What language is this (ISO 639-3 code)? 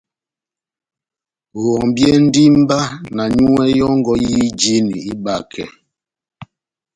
bnm